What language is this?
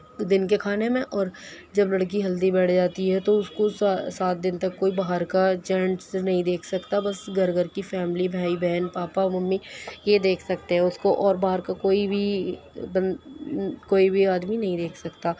Urdu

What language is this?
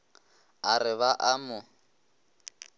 Northern Sotho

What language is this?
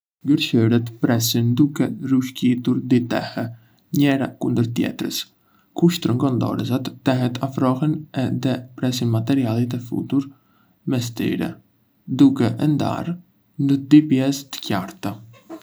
Arbëreshë Albanian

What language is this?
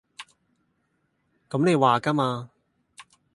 Cantonese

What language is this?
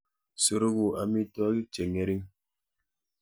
Kalenjin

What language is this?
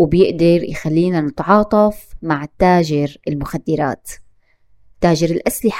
Arabic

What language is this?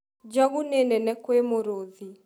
Kikuyu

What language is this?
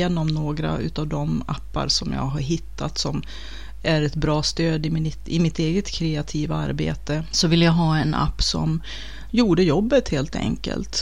Swedish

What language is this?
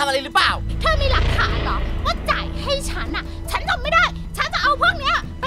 Thai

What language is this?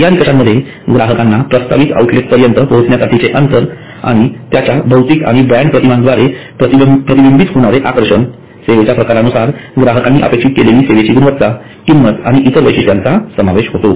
Marathi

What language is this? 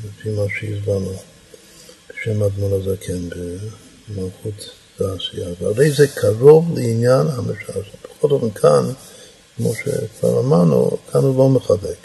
Hebrew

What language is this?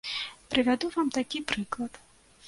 Belarusian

